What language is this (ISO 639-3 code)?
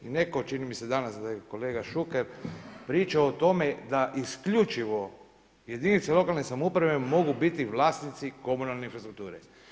hrv